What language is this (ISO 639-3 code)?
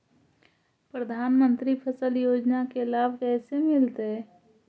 mag